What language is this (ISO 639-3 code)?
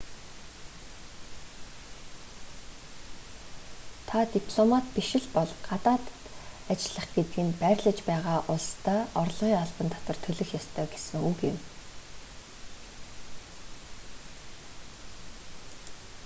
mon